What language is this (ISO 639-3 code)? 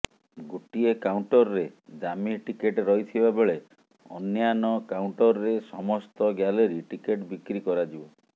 ori